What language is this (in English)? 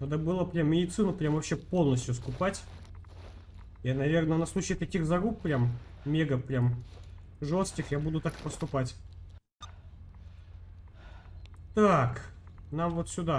Russian